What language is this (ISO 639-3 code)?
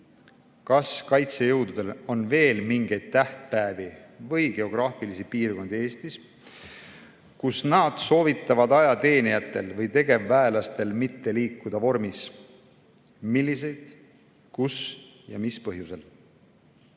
est